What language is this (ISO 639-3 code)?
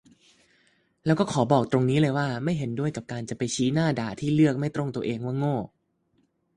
tha